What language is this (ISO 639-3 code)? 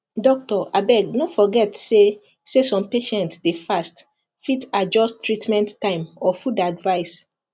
pcm